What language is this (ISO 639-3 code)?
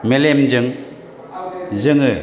brx